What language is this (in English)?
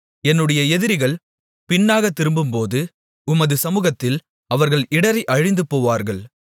Tamil